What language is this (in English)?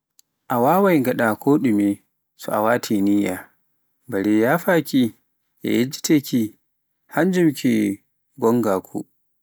Pular